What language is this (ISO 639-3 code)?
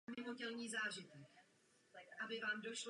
ces